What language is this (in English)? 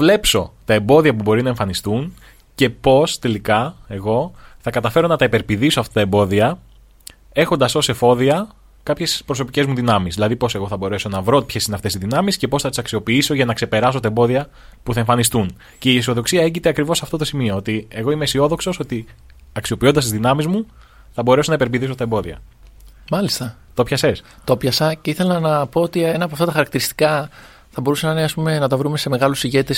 Greek